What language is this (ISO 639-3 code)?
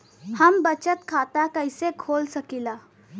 bho